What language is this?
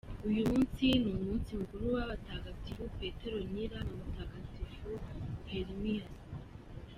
Kinyarwanda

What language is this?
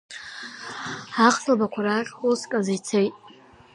Abkhazian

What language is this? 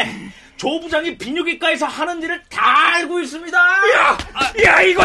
Korean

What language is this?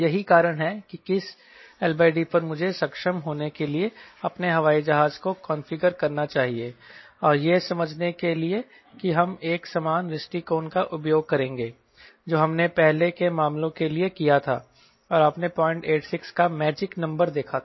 Hindi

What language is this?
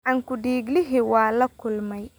Somali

